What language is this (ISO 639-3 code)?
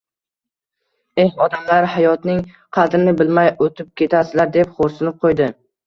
uzb